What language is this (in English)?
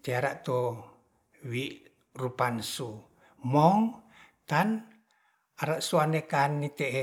Ratahan